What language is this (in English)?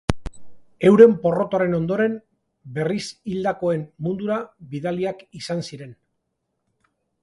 Basque